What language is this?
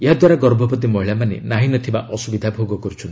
Odia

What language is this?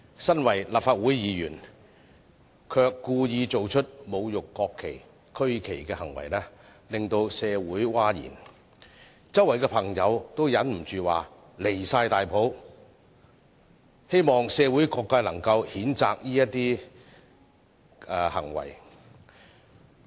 Cantonese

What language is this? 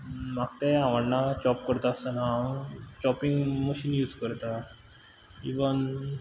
Konkani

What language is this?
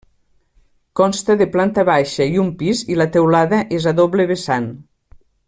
Catalan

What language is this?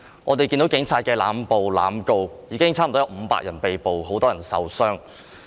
Cantonese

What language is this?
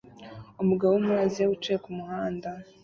Kinyarwanda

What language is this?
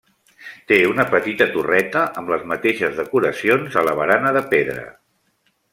Catalan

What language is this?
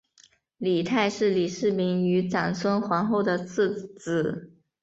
Chinese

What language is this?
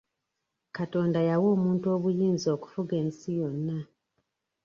Ganda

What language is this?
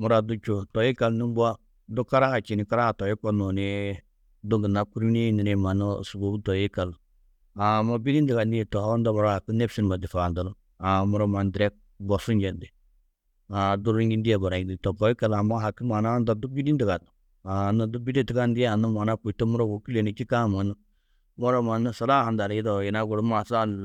Tedaga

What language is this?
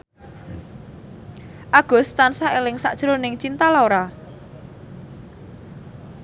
Javanese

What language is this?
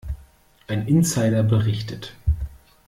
German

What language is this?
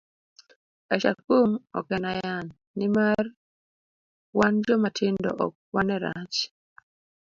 Luo (Kenya and Tanzania)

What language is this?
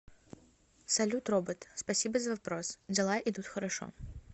Russian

